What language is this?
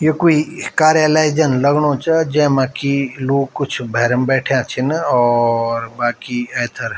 Garhwali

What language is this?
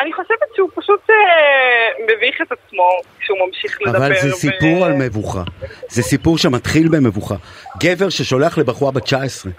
Hebrew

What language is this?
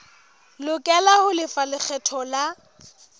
Southern Sotho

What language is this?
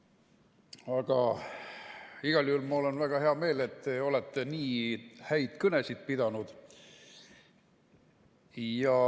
Estonian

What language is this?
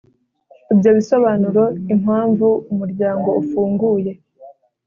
Kinyarwanda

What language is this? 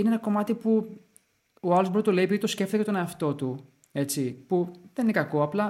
Greek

